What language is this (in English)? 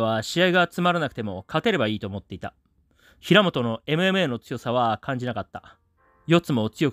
Japanese